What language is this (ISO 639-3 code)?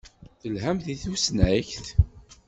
kab